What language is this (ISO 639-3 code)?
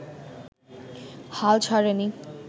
ben